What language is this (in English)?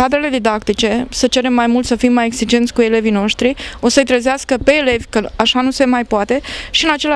Romanian